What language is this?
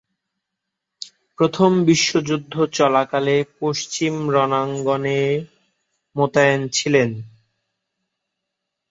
Bangla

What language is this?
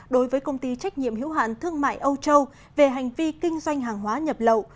Vietnamese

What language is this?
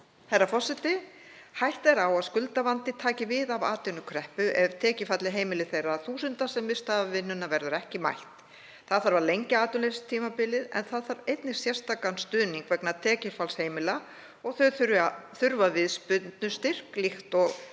Icelandic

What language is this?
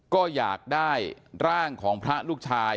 Thai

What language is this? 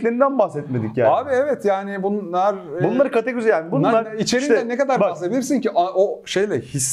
Turkish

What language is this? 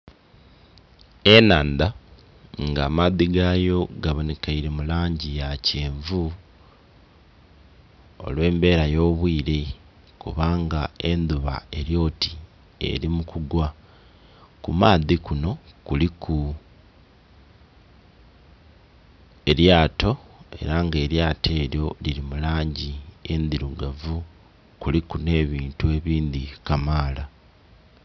Soga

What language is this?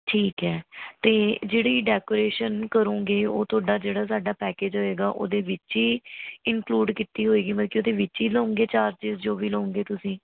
Punjabi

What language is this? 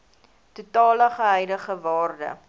Afrikaans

